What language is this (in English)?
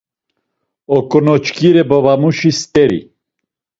Laz